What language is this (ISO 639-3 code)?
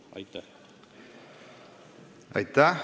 est